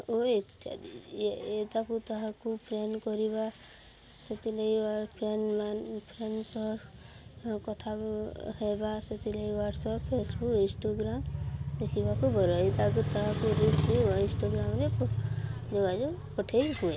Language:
Odia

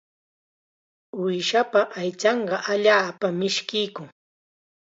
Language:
Chiquián Ancash Quechua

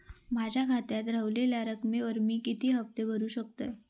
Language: Marathi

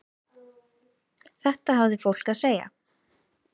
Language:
Icelandic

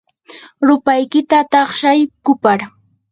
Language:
Yanahuanca Pasco Quechua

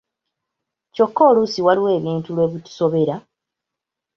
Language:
Ganda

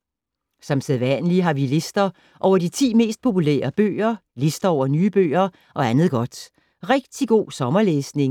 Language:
Danish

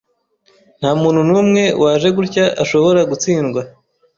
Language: Kinyarwanda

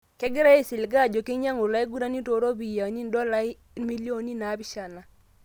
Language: Masai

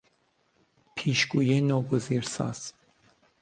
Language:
Persian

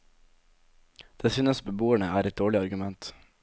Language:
Norwegian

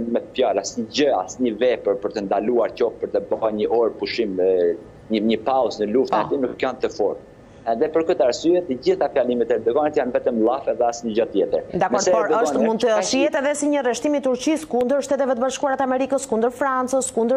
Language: Romanian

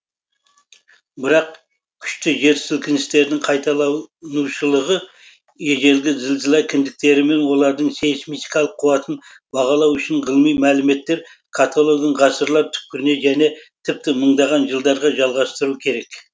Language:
Kazakh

